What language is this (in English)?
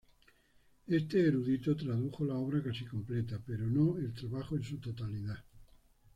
Spanish